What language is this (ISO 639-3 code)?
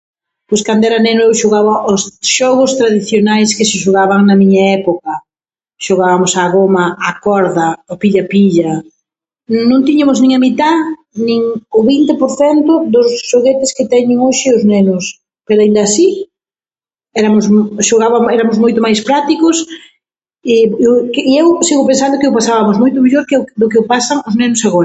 glg